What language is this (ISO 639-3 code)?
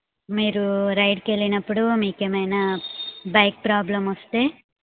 tel